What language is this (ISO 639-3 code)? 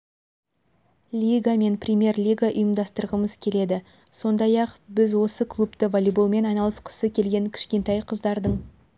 kaz